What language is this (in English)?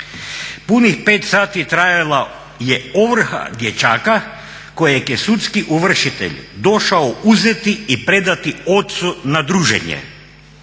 Croatian